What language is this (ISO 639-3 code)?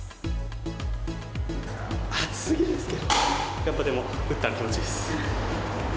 jpn